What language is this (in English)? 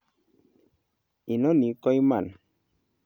Kalenjin